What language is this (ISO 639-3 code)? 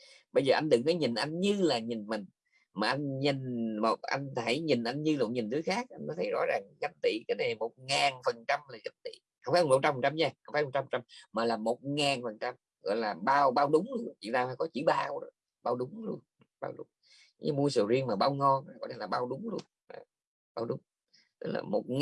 vie